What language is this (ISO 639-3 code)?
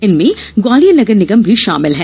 hin